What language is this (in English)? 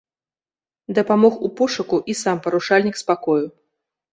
Belarusian